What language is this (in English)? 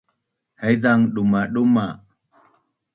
Bunun